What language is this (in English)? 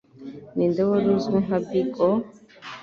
Kinyarwanda